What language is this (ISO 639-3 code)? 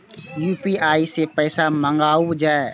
mai